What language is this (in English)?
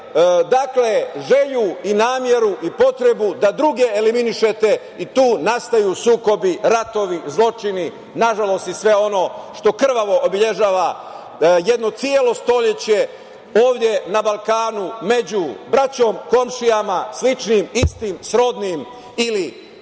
Serbian